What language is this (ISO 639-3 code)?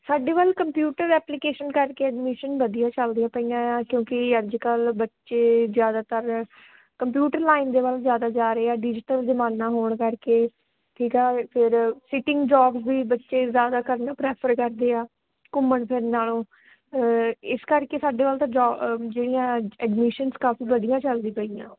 pan